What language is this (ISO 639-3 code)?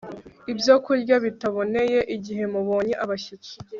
kin